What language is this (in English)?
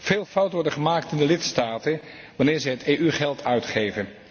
Dutch